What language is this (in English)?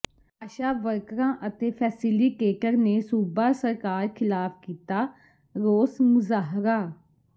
Punjabi